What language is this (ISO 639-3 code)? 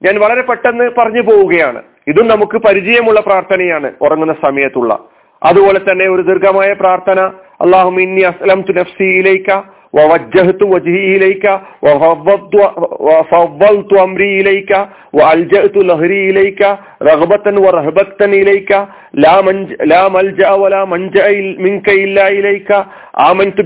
mal